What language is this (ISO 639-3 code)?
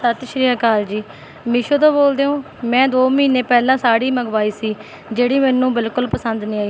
pan